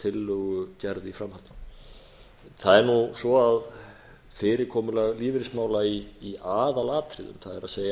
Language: Icelandic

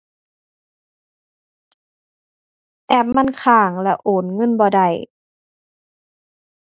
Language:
Thai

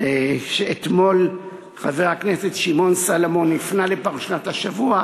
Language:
Hebrew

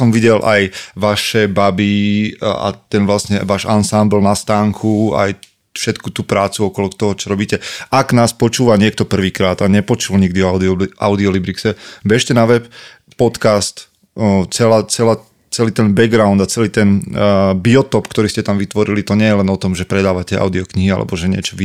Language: Slovak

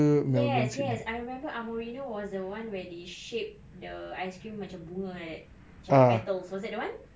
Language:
English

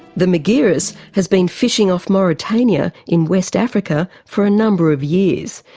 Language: English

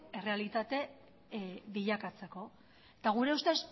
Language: Basque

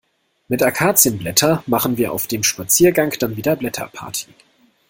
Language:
German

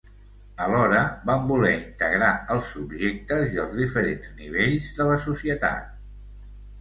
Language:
Catalan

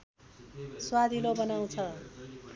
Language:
Nepali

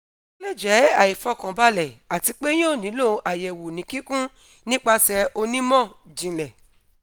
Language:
Yoruba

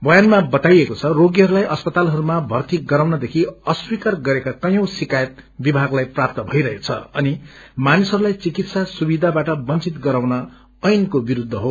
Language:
Nepali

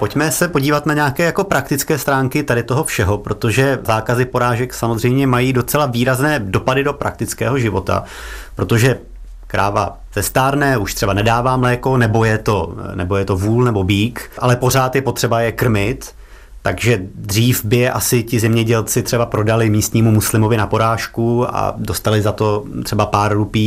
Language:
Czech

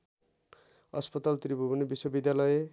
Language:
Nepali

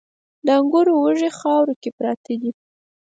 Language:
Pashto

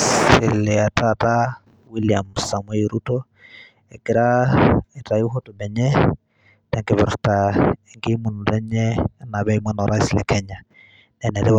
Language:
Masai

